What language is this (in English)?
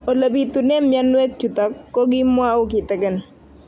Kalenjin